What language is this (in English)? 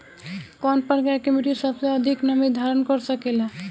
Bhojpuri